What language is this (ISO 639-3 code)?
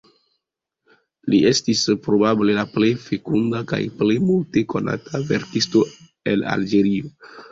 epo